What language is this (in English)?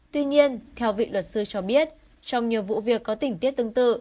Vietnamese